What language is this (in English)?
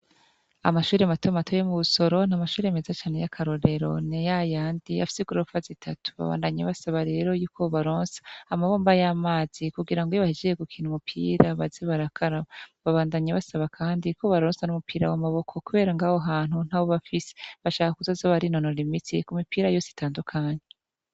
Rundi